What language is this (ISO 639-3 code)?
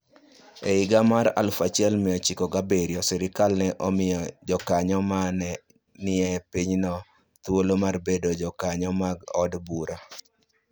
luo